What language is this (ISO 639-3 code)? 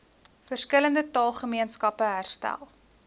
afr